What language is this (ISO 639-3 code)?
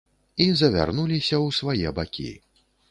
bel